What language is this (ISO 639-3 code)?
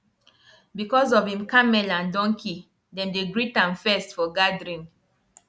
pcm